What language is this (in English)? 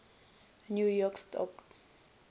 Northern Sotho